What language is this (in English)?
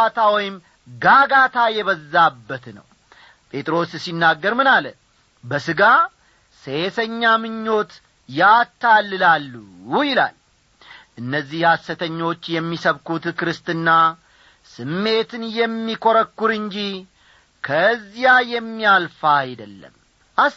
Amharic